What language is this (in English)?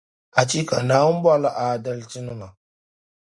Dagbani